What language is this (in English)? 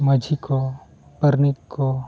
Santali